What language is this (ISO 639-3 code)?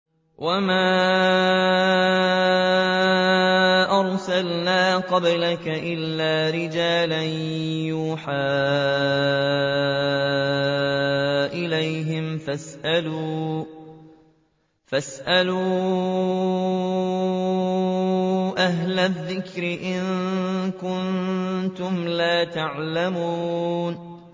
ara